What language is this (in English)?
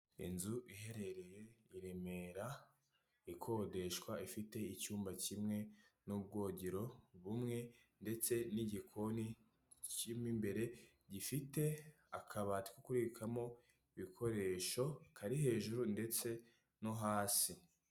Kinyarwanda